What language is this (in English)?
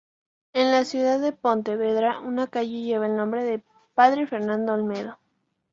Spanish